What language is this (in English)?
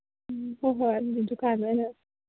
Manipuri